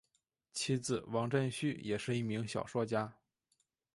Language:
Chinese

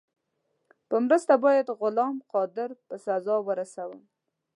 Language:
Pashto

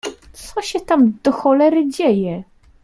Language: Polish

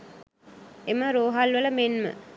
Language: Sinhala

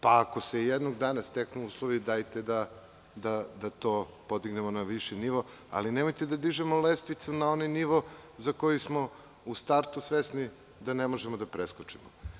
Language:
Serbian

